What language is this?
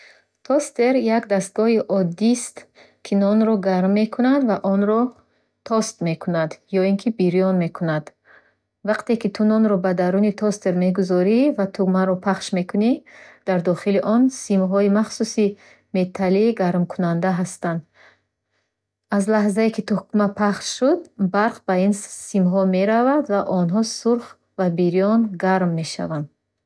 Bukharic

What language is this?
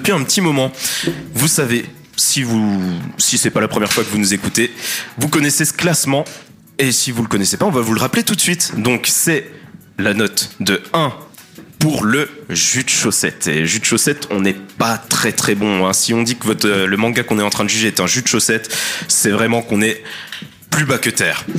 French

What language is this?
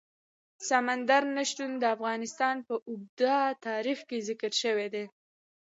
Pashto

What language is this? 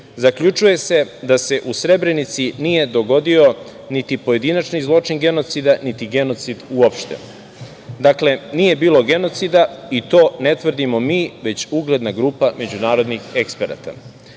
Serbian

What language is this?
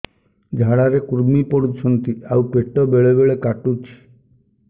Odia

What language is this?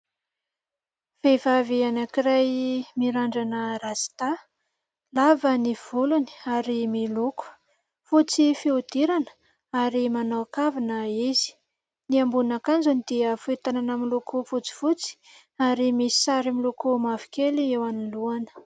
Malagasy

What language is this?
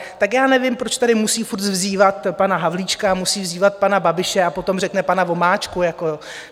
Czech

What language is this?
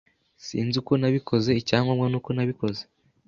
Kinyarwanda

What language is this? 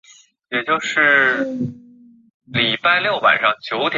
Chinese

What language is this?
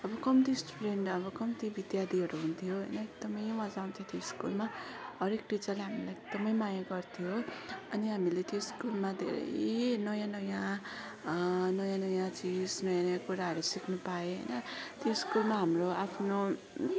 Nepali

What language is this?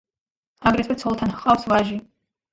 Georgian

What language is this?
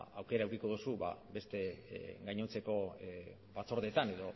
Basque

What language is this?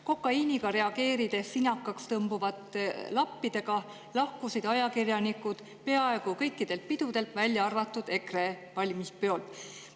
Estonian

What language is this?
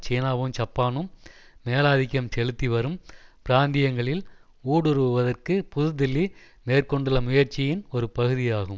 Tamil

